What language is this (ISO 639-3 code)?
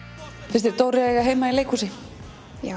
isl